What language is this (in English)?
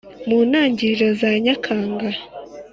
Kinyarwanda